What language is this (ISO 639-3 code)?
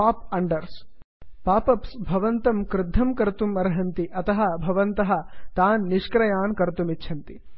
san